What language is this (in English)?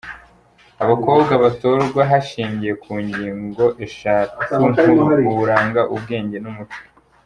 Kinyarwanda